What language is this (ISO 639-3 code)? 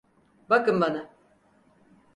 tur